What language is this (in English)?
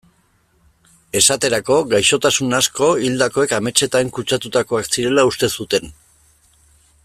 Basque